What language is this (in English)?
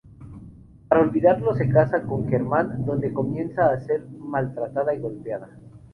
Spanish